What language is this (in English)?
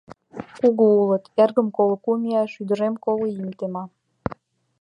Mari